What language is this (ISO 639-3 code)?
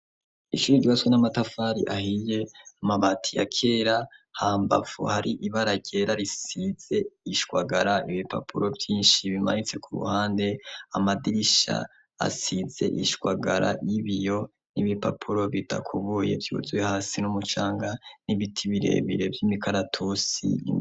run